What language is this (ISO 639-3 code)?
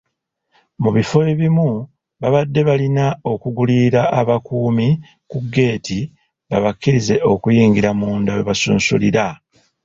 lug